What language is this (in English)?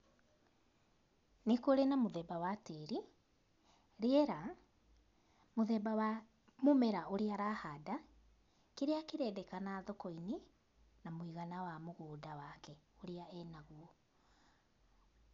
Kikuyu